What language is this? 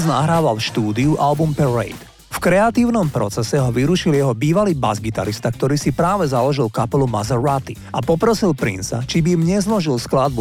Slovak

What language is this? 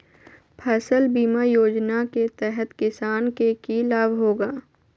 Magahi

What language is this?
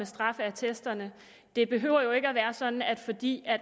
Danish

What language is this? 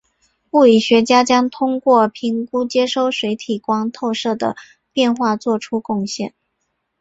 Chinese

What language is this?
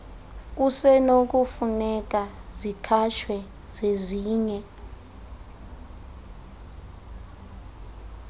Xhosa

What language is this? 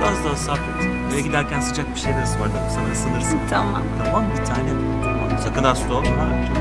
Turkish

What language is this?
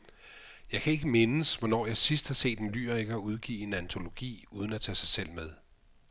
Danish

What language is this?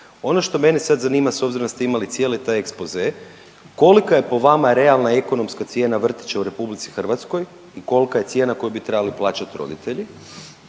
Croatian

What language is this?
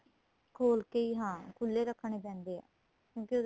Punjabi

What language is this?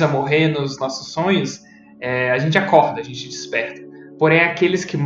Portuguese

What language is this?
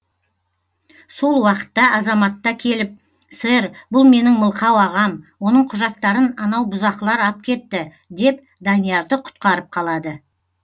Kazakh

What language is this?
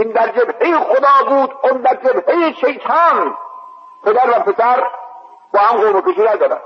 Persian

